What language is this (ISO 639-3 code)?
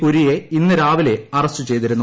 mal